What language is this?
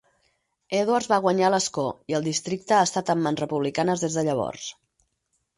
Catalan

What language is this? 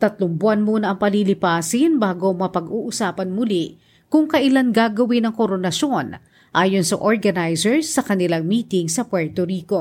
Filipino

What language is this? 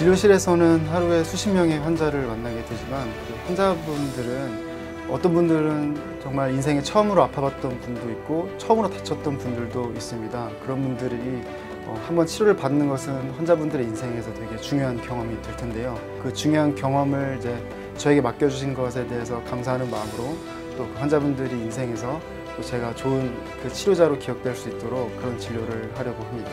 Korean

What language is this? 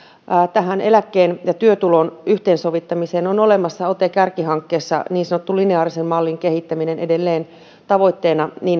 Finnish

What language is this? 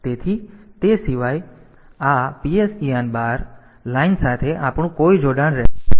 Gujarati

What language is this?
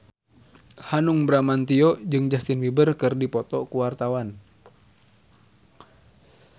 Sundanese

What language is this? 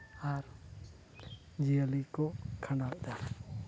Santali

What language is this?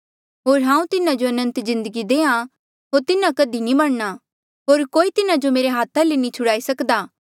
Mandeali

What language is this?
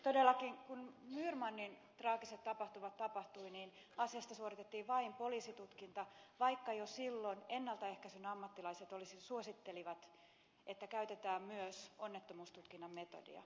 Finnish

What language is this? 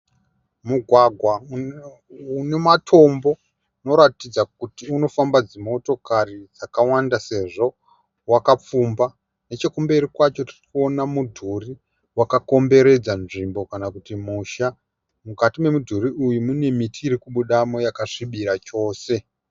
Shona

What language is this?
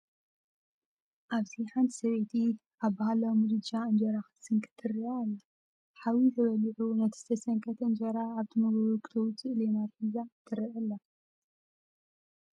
Tigrinya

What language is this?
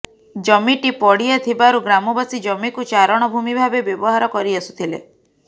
Odia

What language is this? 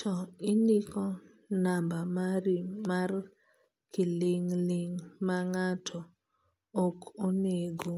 Luo (Kenya and Tanzania)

